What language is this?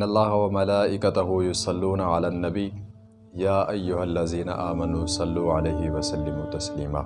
Urdu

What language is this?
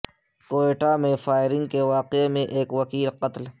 Urdu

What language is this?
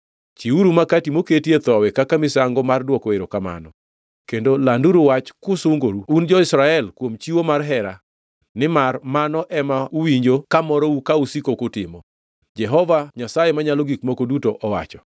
Luo (Kenya and Tanzania)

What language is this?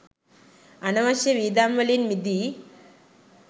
Sinhala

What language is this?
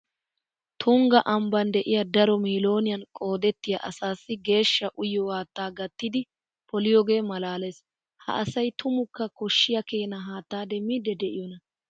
Wolaytta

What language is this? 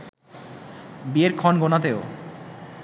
Bangla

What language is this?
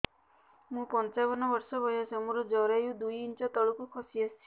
Odia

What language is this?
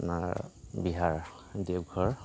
Assamese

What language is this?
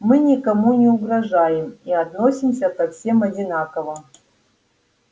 Russian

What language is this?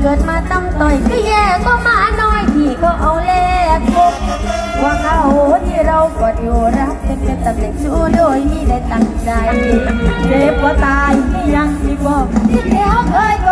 Thai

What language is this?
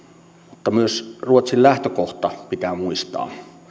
Finnish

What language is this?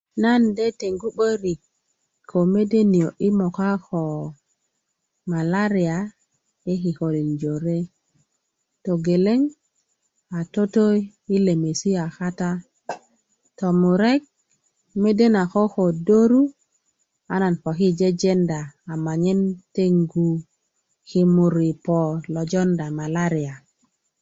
Kuku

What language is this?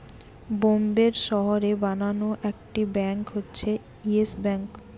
Bangla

